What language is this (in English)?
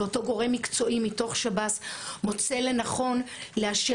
Hebrew